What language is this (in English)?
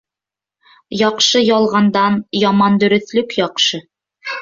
Bashkir